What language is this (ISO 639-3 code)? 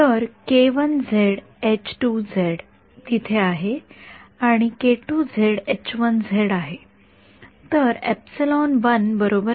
mar